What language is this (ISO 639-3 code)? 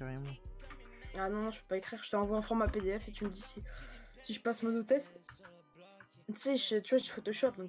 fra